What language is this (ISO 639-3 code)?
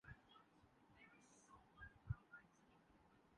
urd